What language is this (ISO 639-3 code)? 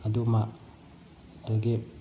mni